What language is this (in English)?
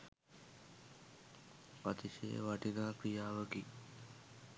Sinhala